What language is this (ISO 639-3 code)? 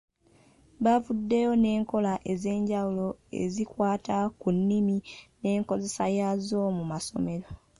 lug